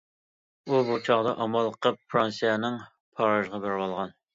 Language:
Uyghur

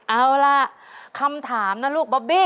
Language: Thai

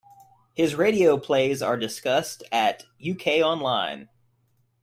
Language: English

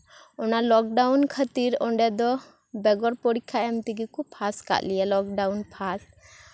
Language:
Santali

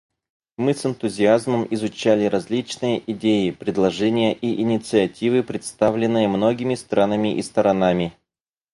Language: Russian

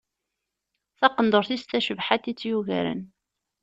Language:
Kabyle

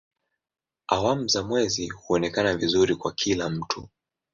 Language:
Swahili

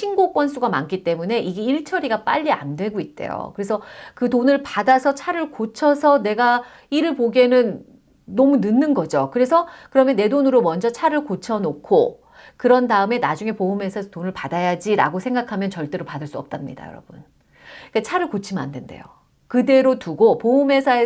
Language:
Korean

